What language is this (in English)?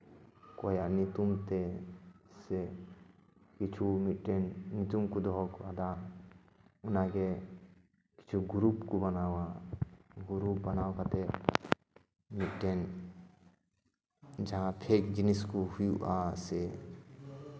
Santali